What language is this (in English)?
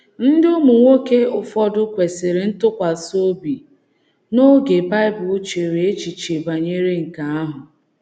Igbo